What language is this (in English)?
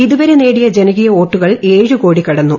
Malayalam